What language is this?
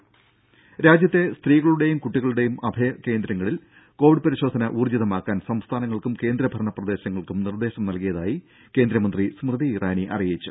Malayalam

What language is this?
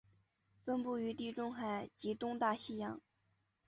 Chinese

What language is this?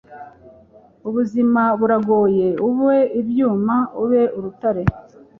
Kinyarwanda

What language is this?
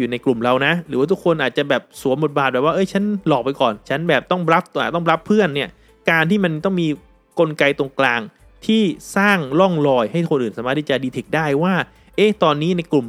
Thai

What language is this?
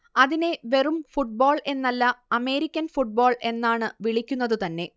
Malayalam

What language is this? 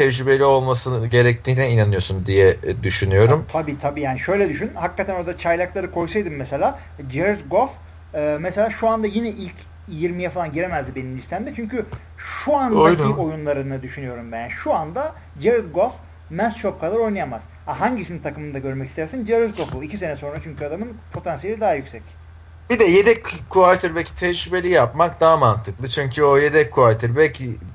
Turkish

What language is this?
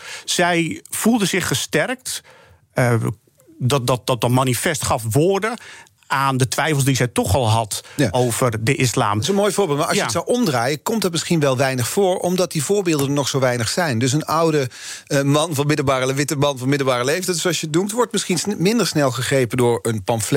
Dutch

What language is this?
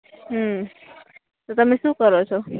Gujarati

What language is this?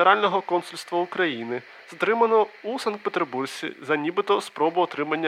Ukrainian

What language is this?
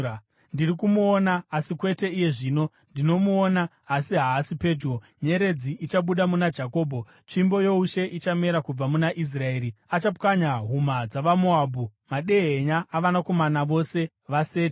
Shona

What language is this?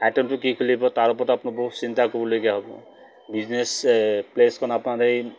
Assamese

